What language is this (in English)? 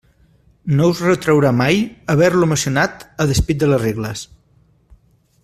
Catalan